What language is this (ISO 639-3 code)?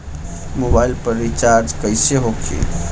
bho